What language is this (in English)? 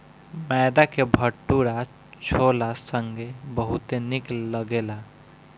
Bhojpuri